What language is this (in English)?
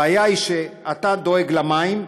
Hebrew